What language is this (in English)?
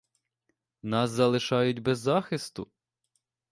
Ukrainian